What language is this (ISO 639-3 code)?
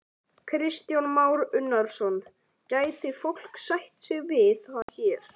isl